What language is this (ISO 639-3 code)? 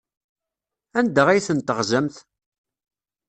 kab